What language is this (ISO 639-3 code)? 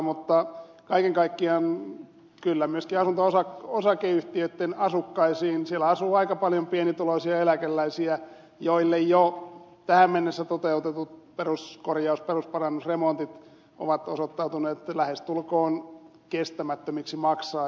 fin